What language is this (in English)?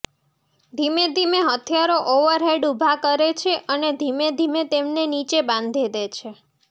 Gujarati